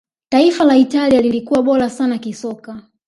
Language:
Swahili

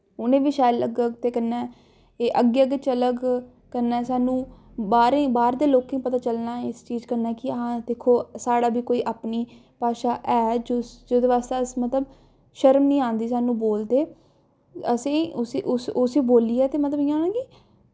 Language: Dogri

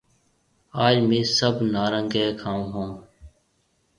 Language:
Marwari (Pakistan)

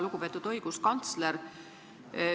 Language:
Estonian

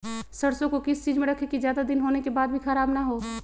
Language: Magahi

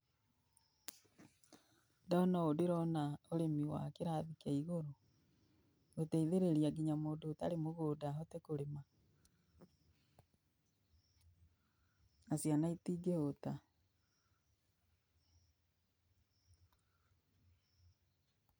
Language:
Kikuyu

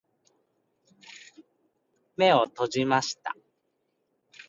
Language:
Japanese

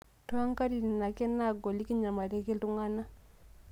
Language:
Masai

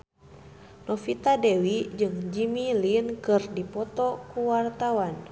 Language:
Sundanese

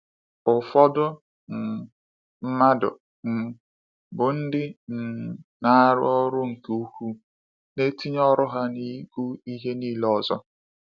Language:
Igbo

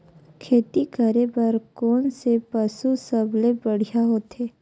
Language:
Chhattisgarhi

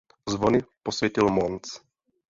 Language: Czech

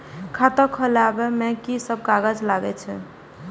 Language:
Maithili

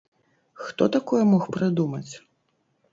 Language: Belarusian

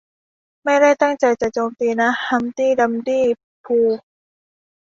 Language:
Thai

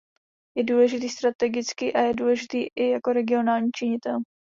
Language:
Czech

